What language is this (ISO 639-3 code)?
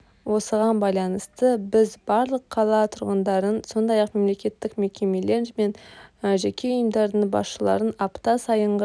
kaz